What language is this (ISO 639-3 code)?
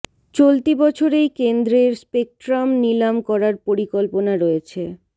ben